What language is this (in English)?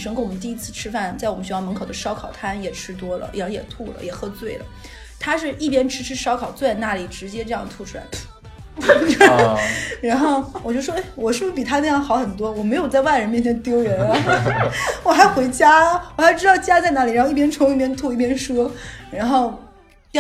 Chinese